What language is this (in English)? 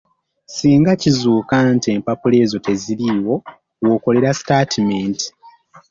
Ganda